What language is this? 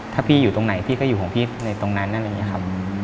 Thai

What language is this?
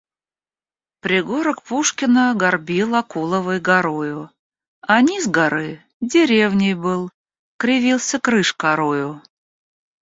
Russian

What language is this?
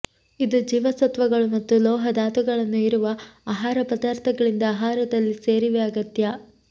Kannada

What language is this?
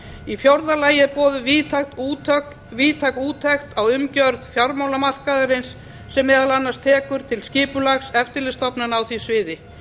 Icelandic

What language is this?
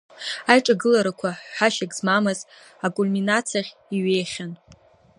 Abkhazian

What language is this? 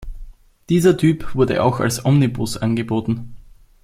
German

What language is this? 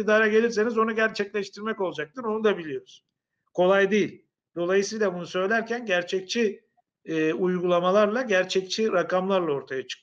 Turkish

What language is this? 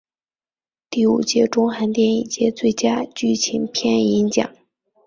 Chinese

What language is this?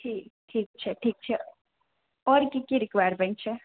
Maithili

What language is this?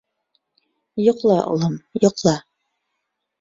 Bashkir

